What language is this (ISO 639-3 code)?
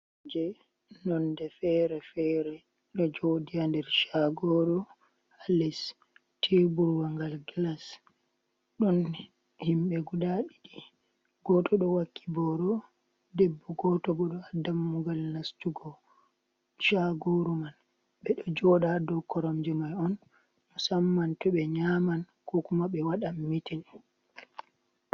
ful